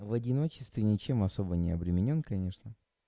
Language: Russian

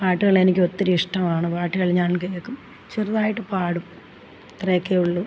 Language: Malayalam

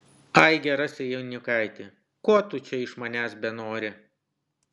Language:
Lithuanian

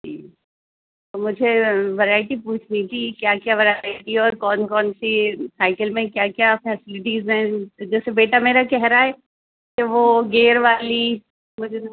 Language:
Urdu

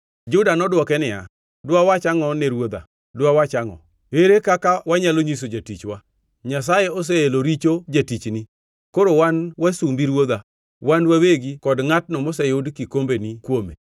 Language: Luo (Kenya and Tanzania)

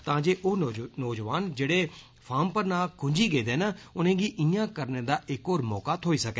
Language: Dogri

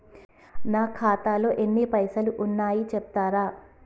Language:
Telugu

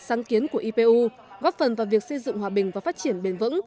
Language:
Vietnamese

